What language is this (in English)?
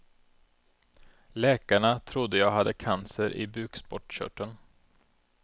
Swedish